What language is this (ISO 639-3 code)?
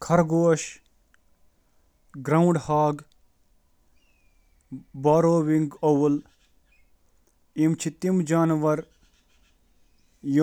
kas